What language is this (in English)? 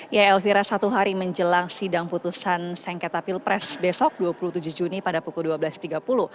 Indonesian